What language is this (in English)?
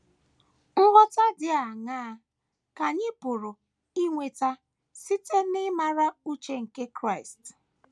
Igbo